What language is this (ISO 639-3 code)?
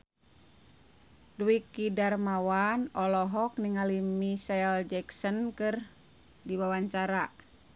sun